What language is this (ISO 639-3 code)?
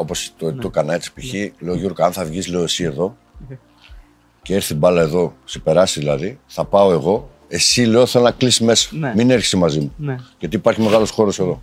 ell